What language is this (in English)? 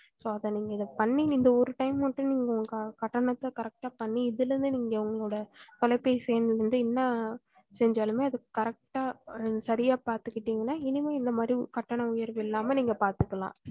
Tamil